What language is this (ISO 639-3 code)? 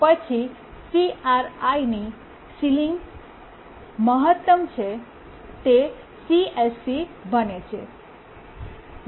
guj